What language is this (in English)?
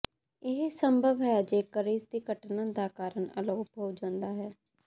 Punjabi